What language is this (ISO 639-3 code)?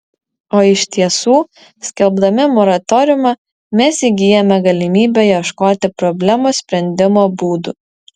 lit